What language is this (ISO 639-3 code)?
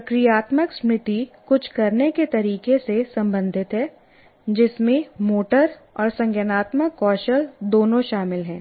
hin